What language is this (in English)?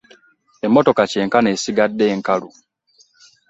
Ganda